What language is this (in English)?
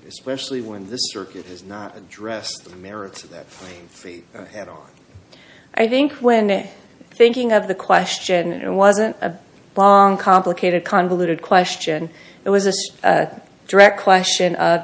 English